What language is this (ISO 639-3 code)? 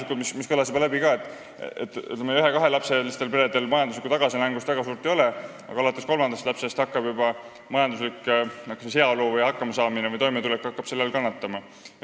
est